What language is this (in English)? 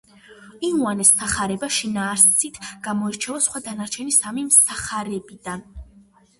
Georgian